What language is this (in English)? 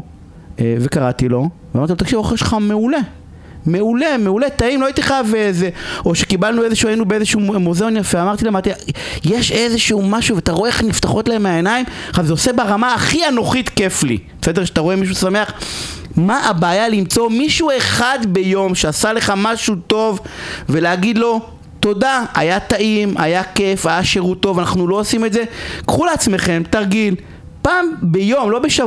Hebrew